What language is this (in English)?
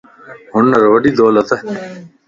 Lasi